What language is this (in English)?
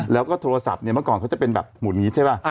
Thai